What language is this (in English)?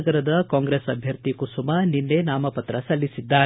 Kannada